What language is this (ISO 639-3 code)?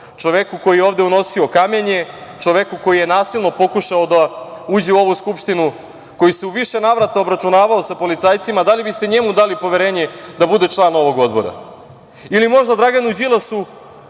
srp